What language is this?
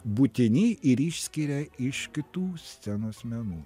Lithuanian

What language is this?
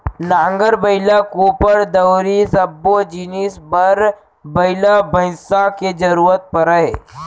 Chhattisgarhi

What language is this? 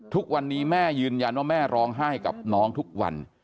Thai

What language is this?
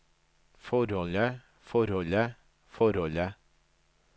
Norwegian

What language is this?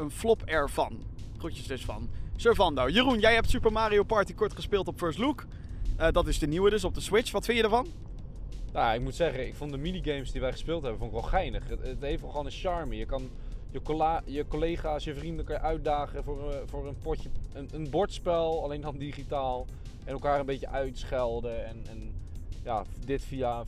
Dutch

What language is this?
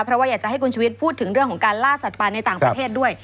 Thai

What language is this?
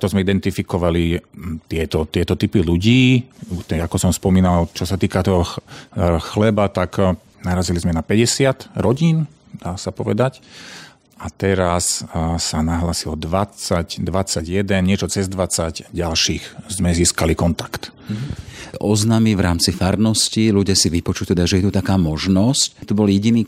Slovak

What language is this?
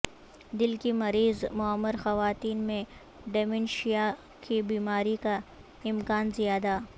Urdu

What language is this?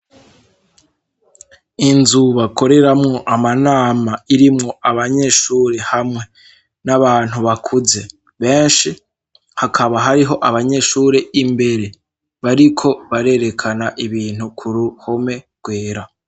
Rundi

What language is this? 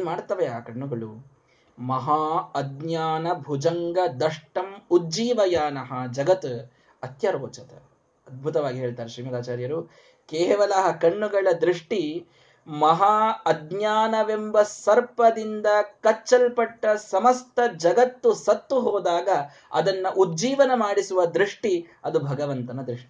Kannada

